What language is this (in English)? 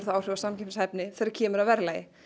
Icelandic